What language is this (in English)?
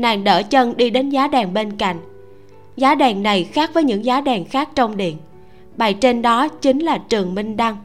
Vietnamese